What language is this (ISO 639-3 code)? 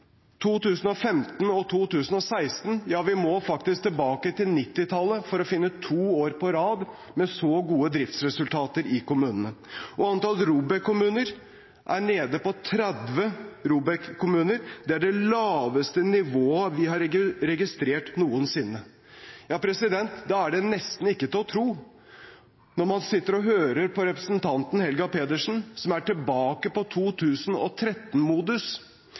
nob